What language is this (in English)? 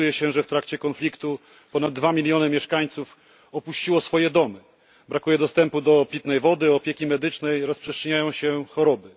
Polish